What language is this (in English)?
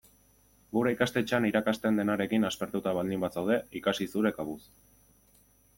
Basque